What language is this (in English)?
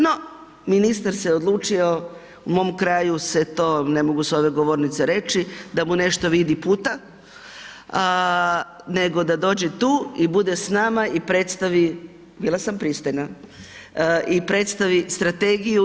Croatian